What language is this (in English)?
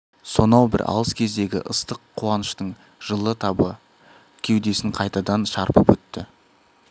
Kazakh